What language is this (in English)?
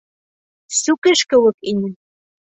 Bashkir